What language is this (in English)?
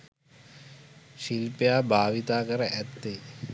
Sinhala